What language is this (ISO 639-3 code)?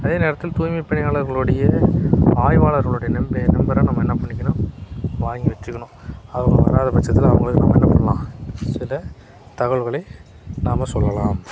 tam